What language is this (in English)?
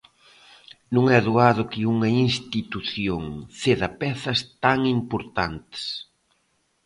Galician